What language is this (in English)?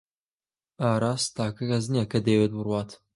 Central Kurdish